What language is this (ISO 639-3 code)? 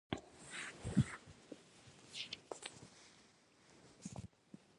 pus